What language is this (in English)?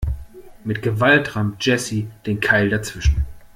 German